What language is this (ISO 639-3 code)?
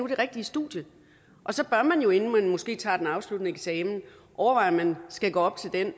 dan